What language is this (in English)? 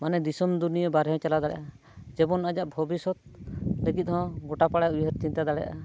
Santali